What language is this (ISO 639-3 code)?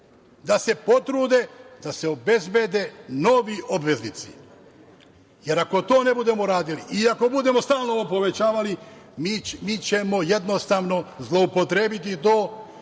srp